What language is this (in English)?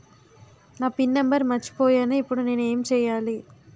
Telugu